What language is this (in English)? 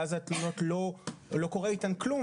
Hebrew